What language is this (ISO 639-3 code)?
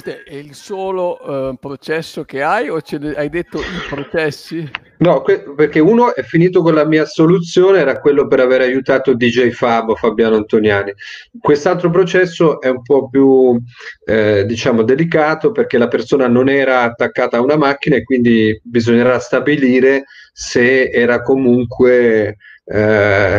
ita